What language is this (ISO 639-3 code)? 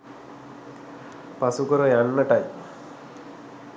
sin